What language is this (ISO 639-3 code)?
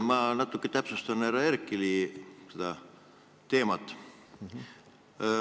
est